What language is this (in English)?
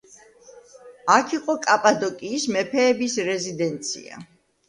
Georgian